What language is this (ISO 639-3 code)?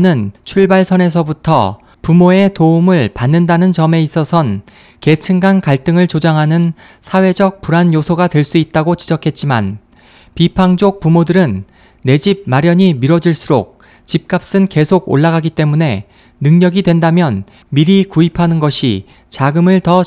kor